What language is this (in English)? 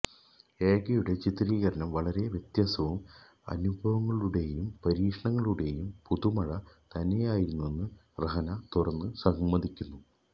Malayalam